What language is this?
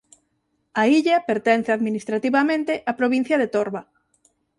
Galician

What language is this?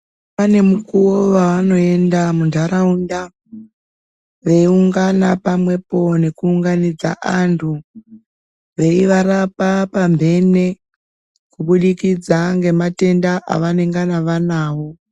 Ndau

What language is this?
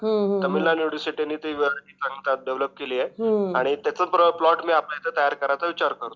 Marathi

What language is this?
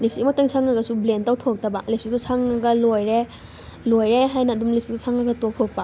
Manipuri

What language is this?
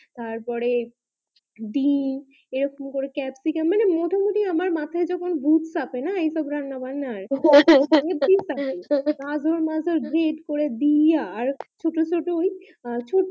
Bangla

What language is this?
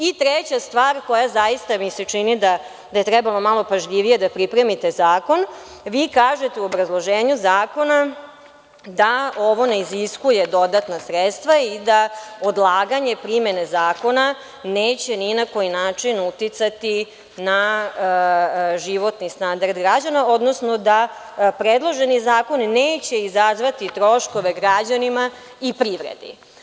Serbian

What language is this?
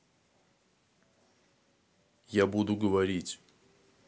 Russian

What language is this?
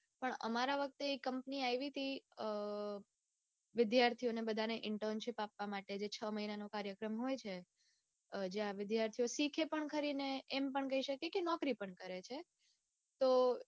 Gujarati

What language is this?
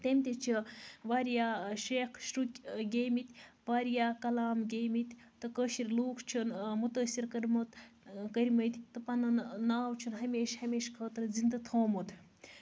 Kashmiri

